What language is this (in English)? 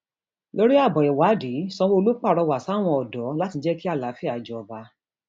Yoruba